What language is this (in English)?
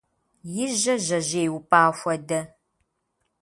Kabardian